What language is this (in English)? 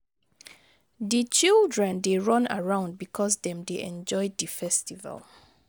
Nigerian Pidgin